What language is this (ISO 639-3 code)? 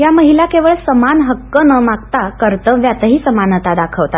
mar